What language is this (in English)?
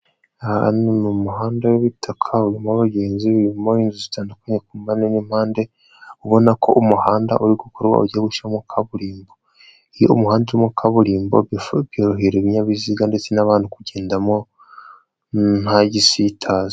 Kinyarwanda